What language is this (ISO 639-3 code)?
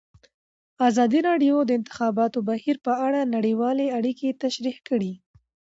pus